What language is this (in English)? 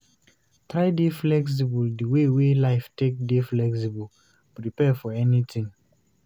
Nigerian Pidgin